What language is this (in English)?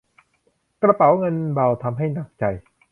Thai